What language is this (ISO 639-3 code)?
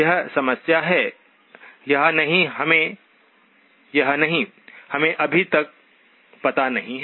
hin